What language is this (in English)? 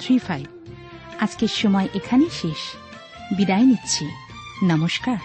Bangla